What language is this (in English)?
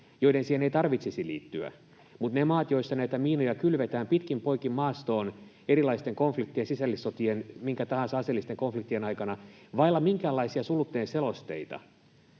Finnish